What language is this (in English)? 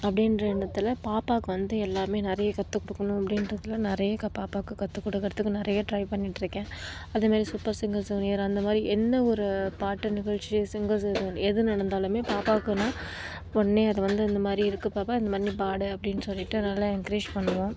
Tamil